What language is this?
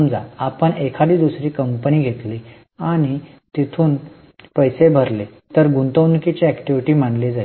Marathi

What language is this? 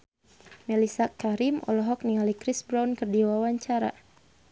Sundanese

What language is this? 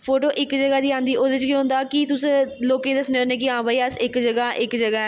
Dogri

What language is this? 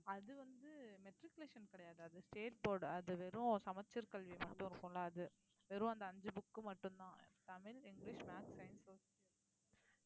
Tamil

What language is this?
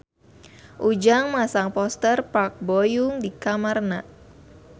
Sundanese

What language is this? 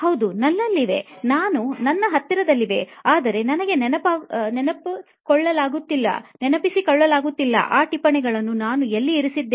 Kannada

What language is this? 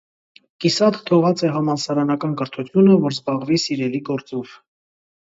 Armenian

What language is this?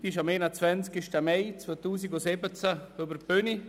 Swiss German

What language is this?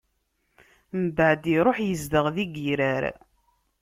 Kabyle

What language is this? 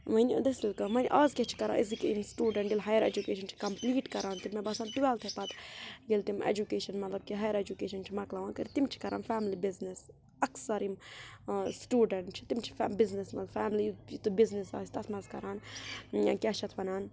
Kashmiri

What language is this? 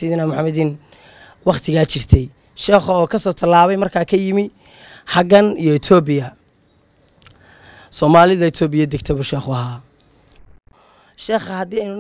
Arabic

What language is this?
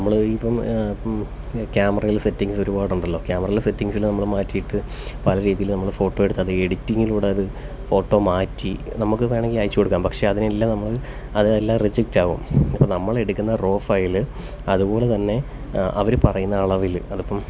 Malayalam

